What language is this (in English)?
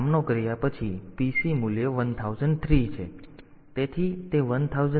Gujarati